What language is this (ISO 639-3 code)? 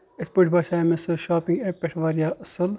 kas